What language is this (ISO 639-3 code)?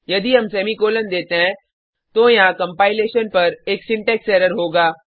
hin